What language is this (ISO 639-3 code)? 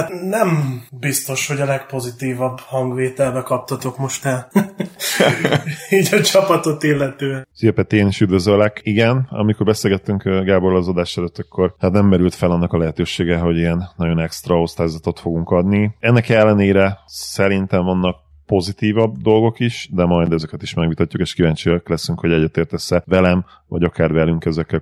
hun